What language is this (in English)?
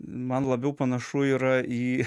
Lithuanian